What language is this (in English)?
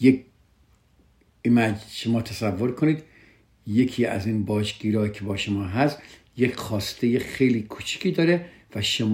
Persian